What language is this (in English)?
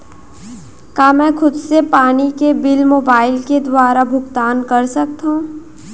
Chhattisgarhi